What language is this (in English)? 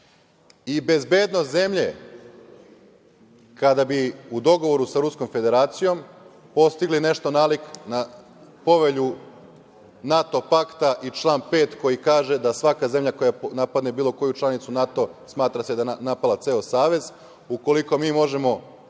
Serbian